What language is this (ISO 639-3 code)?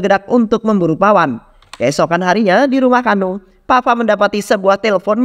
ind